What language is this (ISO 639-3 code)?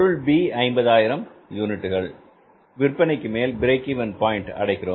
tam